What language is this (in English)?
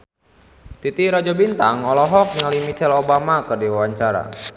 Sundanese